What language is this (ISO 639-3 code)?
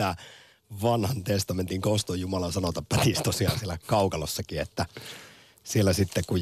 fin